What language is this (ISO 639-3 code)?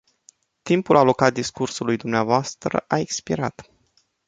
ron